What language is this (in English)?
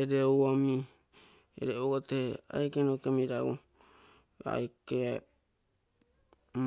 Terei